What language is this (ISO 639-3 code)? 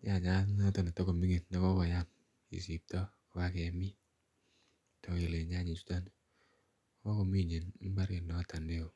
kln